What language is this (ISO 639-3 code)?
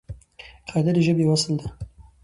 pus